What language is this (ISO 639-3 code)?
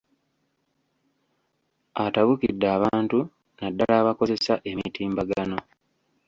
lug